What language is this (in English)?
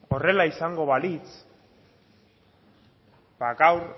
Basque